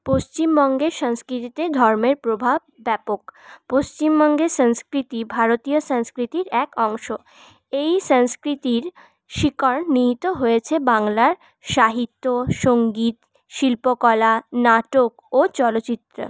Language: Bangla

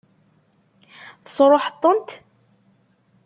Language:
Kabyle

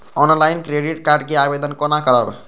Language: Maithili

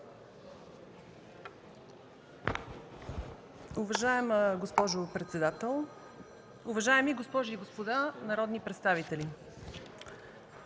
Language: Bulgarian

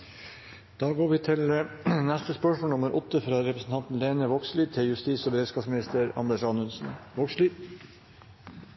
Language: Norwegian Nynorsk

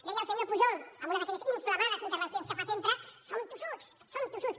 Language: Catalan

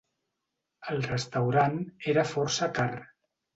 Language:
Catalan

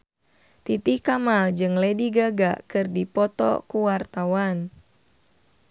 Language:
Sundanese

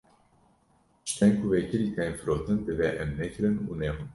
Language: Kurdish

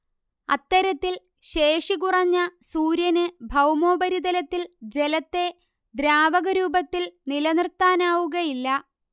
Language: Malayalam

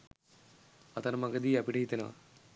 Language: Sinhala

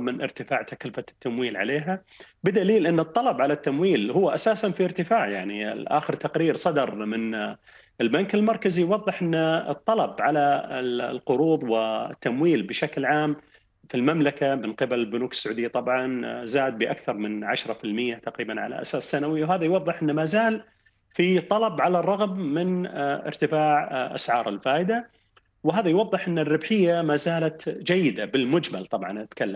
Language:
Arabic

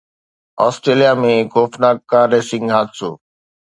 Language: Sindhi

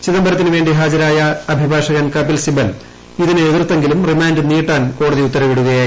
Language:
Malayalam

